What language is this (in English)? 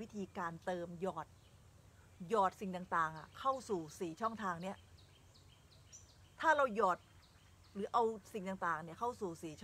Thai